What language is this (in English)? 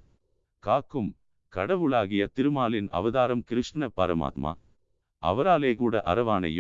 Tamil